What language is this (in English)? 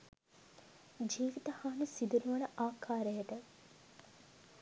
Sinhala